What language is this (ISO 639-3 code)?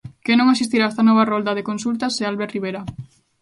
glg